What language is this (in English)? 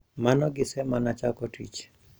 Luo (Kenya and Tanzania)